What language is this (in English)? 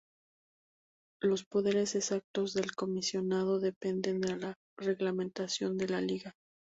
Spanish